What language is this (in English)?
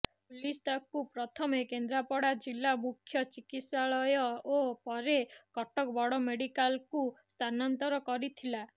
Odia